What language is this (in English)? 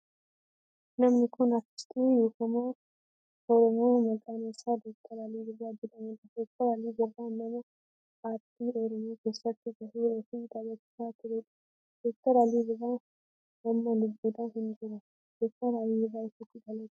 Oromo